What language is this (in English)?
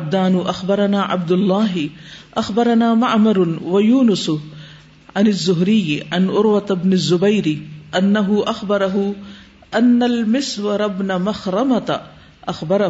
Urdu